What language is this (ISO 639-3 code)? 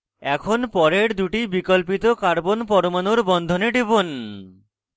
ben